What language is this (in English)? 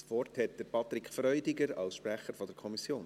Swiss German